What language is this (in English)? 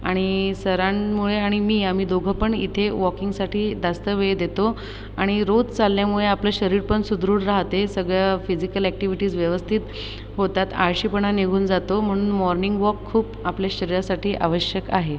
Marathi